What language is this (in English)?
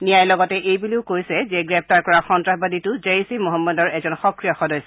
Assamese